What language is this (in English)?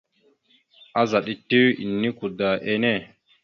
Mada (Cameroon)